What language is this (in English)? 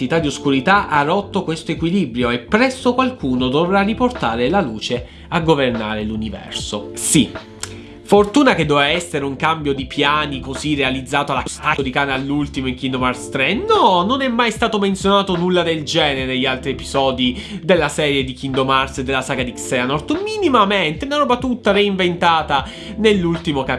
Italian